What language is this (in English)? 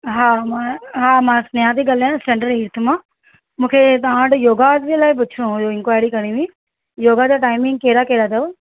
Sindhi